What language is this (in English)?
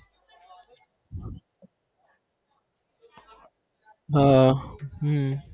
Gujarati